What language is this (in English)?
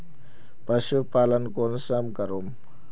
Magahi